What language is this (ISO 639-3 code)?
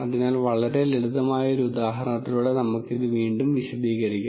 mal